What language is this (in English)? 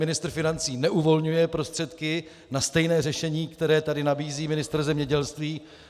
Czech